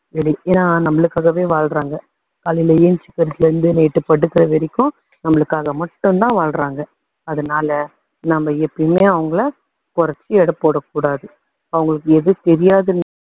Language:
Tamil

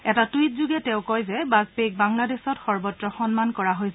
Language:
Assamese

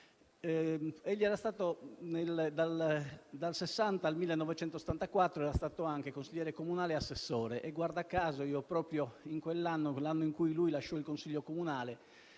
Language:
Italian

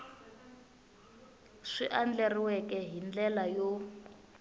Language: Tsonga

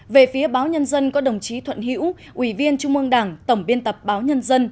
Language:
Vietnamese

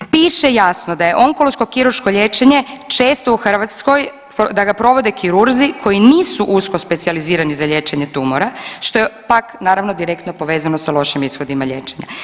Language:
Croatian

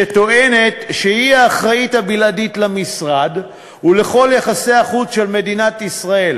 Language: Hebrew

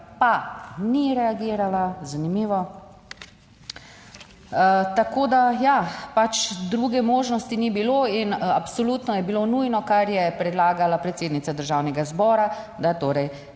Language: Slovenian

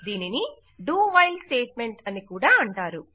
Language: Telugu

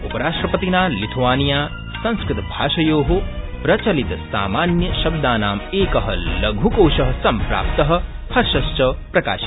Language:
Sanskrit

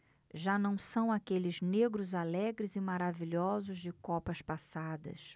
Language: Portuguese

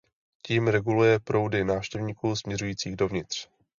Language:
Czech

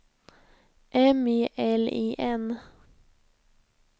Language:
Swedish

